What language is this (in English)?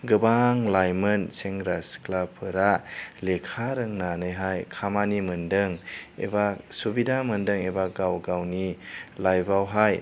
Bodo